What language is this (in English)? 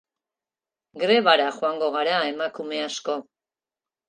Basque